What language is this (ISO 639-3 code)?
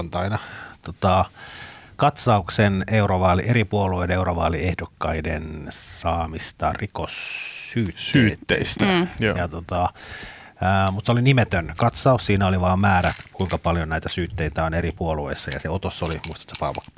fin